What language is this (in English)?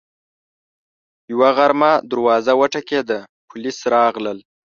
Pashto